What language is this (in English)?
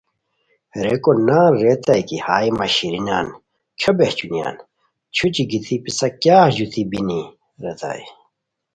Khowar